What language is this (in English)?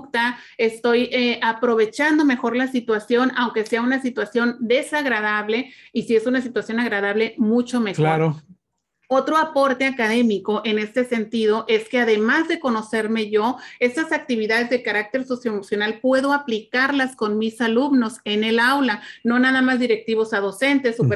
Spanish